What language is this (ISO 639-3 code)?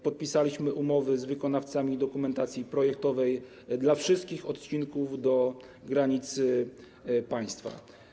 pol